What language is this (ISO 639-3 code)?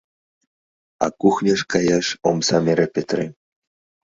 chm